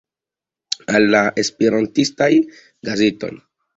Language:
Esperanto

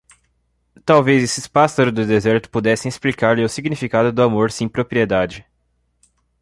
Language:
Portuguese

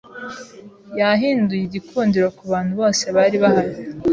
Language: Kinyarwanda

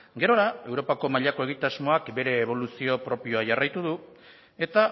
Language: Basque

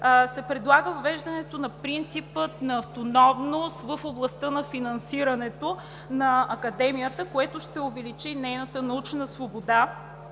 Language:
Bulgarian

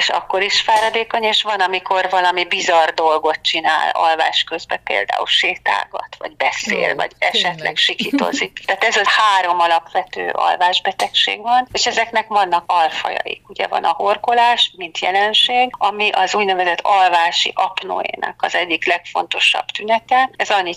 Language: Hungarian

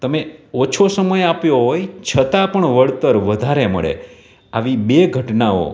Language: Gujarati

